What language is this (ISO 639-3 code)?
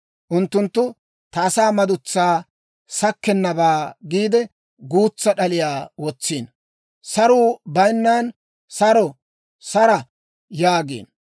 dwr